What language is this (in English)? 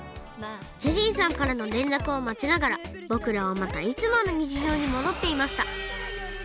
Japanese